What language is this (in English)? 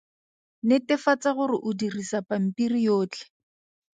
Tswana